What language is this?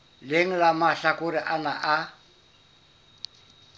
Southern Sotho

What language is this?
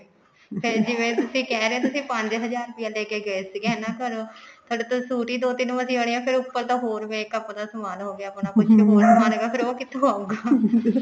Punjabi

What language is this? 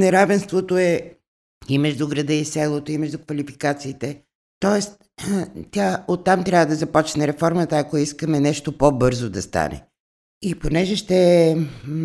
Bulgarian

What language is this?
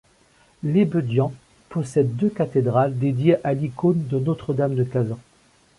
French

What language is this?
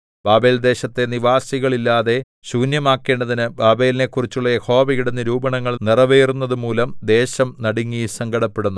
Malayalam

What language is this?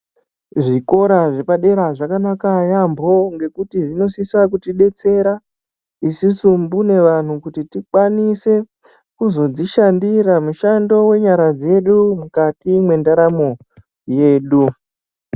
Ndau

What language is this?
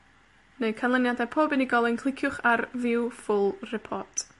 Welsh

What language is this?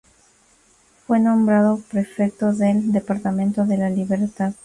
Spanish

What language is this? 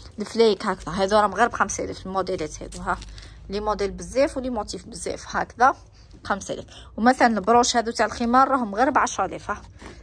Arabic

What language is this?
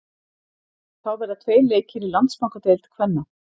Icelandic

